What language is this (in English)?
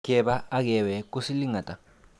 Kalenjin